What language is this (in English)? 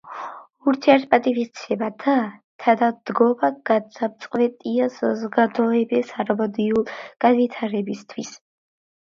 Georgian